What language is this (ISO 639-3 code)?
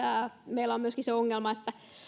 fin